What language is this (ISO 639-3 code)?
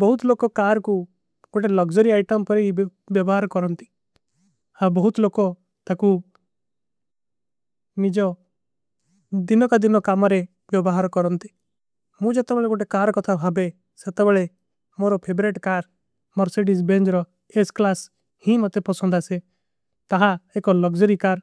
uki